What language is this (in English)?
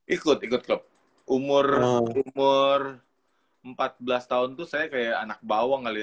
Indonesian